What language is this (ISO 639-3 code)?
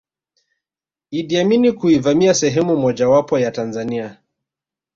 swa